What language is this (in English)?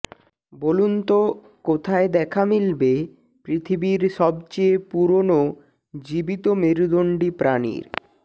Bangla